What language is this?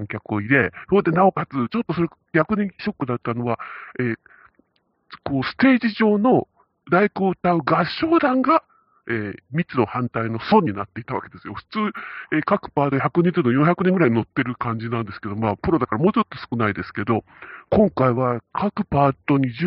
Japanese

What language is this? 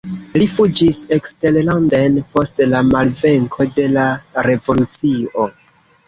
Esperanto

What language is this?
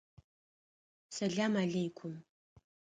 Adyghe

